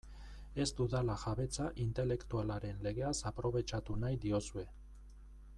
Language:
Basque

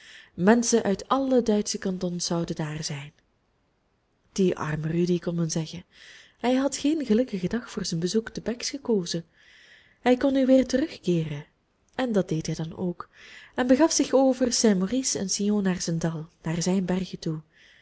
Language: Dutch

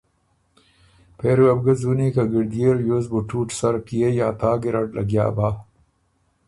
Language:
Ormuri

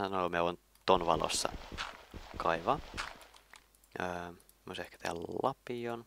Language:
Finnish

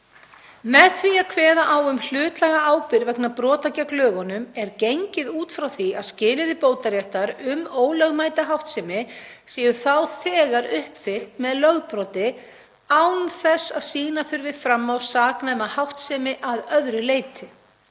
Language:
Icelandic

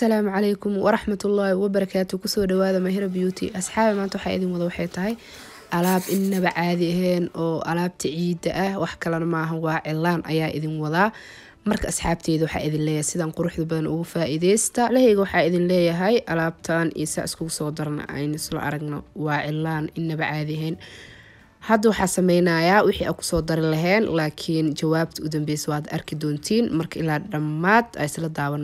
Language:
Arabic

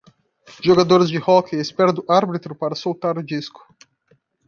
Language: Portuguese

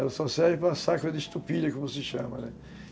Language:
Portuguese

